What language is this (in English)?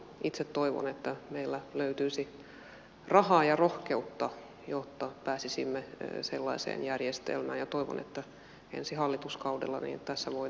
Finnish